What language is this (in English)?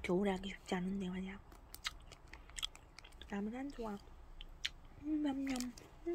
Korean